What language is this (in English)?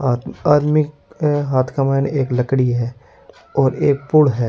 Rajasthani